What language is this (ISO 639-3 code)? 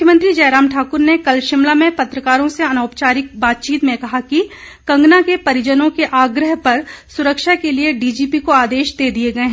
hin